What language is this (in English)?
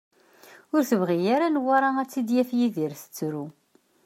Kabyle